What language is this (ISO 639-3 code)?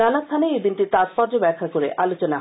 ben